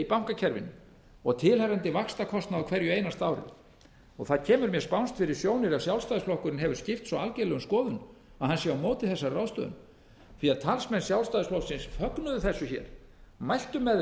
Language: Icelandic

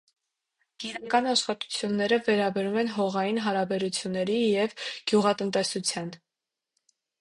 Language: Armenian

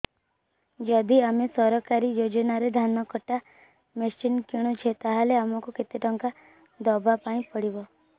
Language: Odia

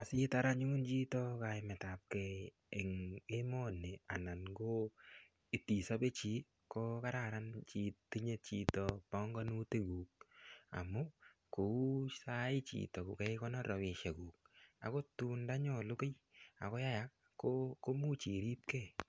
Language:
Kalenjin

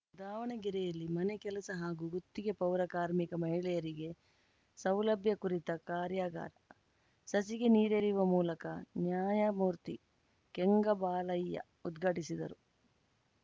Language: Kannada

